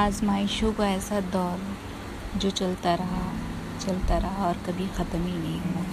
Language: Hindi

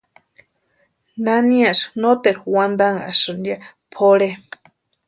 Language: Western Highland Purepecha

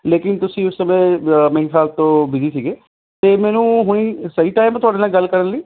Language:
Punjabi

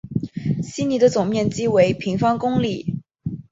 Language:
Chinese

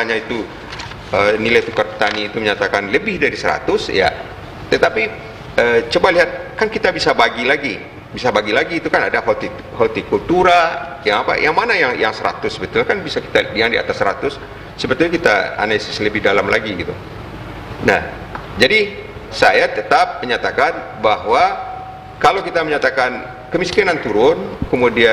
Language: Indonesian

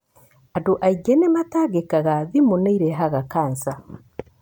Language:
Kikuyu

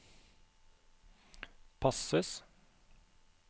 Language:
Norwegian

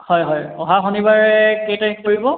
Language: Assamese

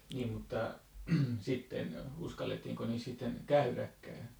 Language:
Finnish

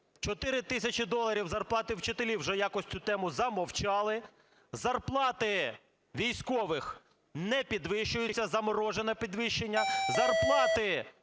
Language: Ukrainian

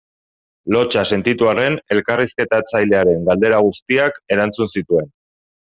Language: Basque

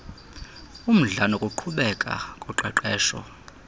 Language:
Xhosa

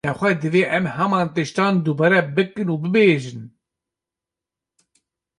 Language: Kurdish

